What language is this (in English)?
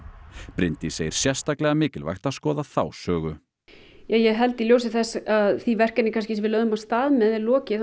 Icelandic